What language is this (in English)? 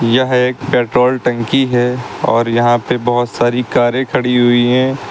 Hindi